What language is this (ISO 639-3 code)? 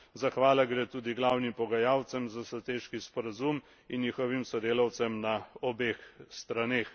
slv